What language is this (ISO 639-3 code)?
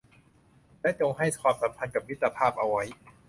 tha